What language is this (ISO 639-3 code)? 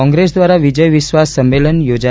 guj